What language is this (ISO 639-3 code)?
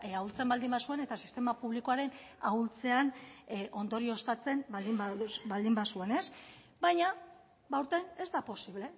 eus